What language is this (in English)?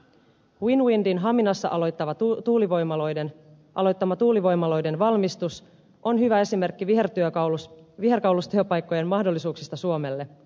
Finnish